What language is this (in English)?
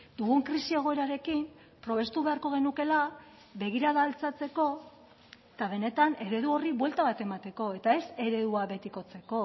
Basque